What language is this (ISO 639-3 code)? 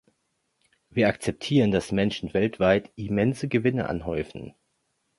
deu